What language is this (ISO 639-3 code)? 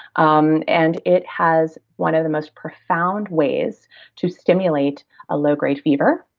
eng